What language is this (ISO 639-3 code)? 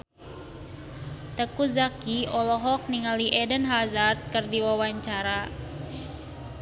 sun